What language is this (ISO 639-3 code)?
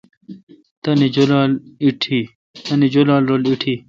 xka